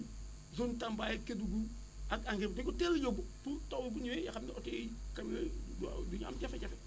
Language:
Wolof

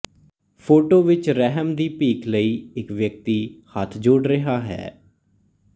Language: Punjabi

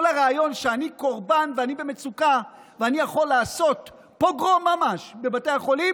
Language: Hebrew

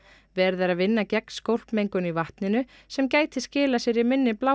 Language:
Icelandic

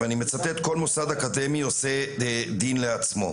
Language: Hebrew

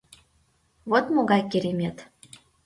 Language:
Mari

